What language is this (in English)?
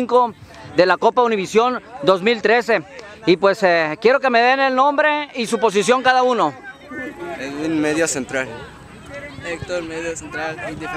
Spanish